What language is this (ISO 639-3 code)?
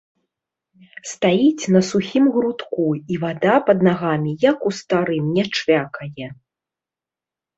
bel